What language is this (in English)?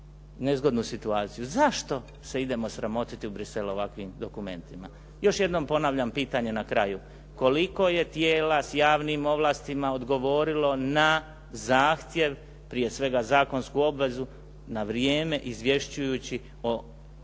Croatian